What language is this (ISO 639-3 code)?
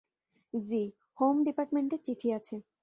ben